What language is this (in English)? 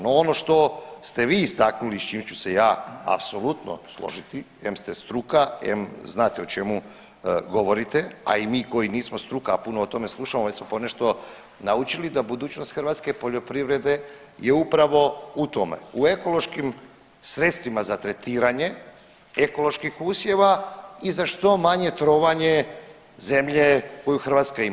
Croatian